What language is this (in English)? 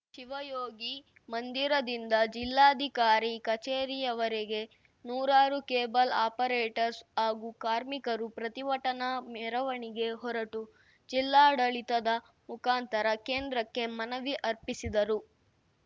Kannada